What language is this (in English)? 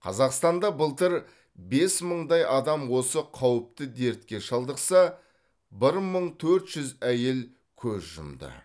Kazakh